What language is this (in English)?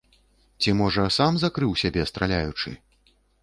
Belarusian